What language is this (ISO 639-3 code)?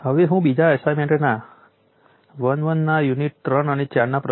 guj